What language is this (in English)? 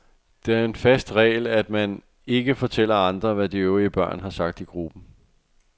Danish